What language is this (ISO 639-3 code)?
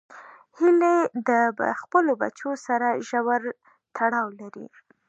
pus